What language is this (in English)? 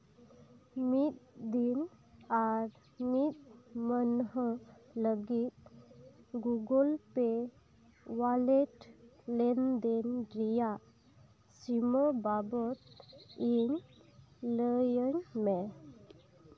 Santali